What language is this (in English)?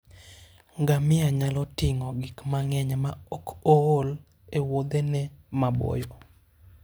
Luo (Kenya and Tanzania)